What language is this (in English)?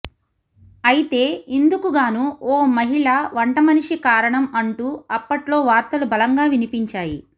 Telugu